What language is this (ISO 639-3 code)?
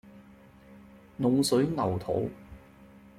yue